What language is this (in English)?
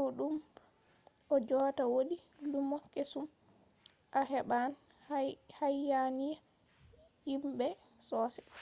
Fula